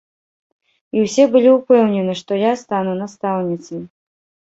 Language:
Belarusian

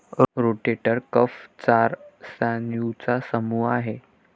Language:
Marathi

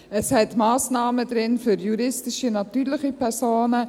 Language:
Swiss German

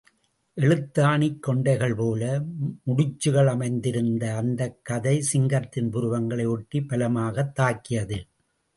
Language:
Tamil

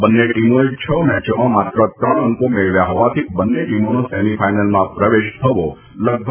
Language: Gujarati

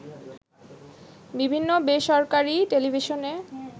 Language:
Bangla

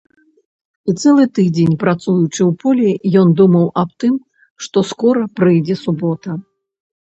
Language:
Belarusian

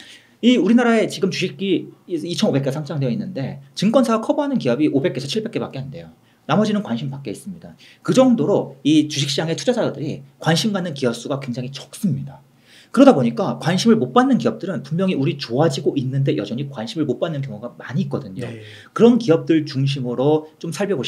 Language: Korean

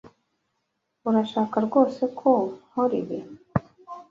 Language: Kinyarwanda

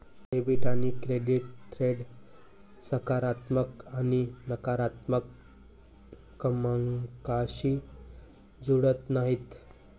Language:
Marathi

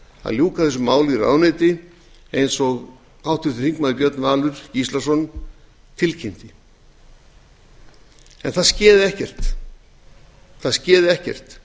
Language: Icelandic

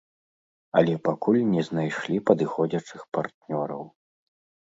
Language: Belarusian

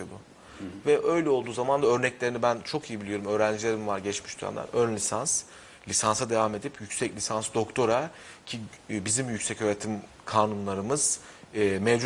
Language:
Turkish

